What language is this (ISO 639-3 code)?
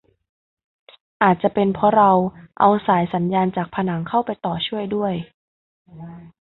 tha